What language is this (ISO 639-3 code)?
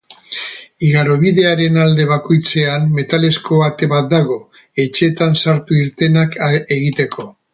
eus